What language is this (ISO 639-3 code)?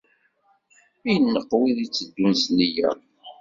kab